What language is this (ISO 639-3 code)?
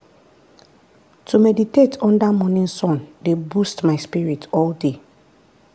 pcm